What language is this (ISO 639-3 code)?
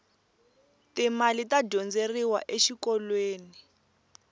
tso